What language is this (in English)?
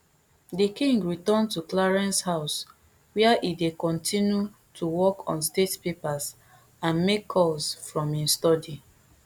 Nigerian Pidgin